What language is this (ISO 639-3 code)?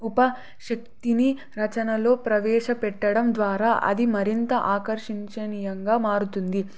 tel